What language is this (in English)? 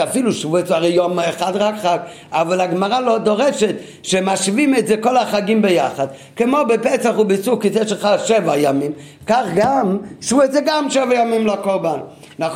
Hebrew